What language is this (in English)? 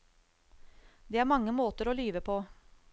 Norwegian